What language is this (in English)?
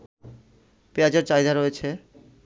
Bangla